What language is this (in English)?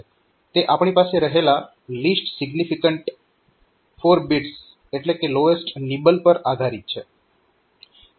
Gujarati